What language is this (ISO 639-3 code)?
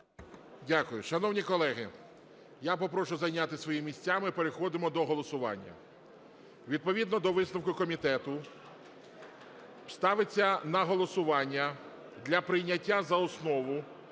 ukr